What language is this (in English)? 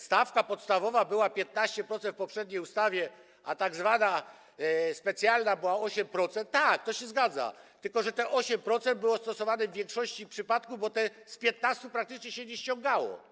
Polish